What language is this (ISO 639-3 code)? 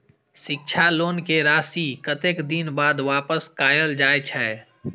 mai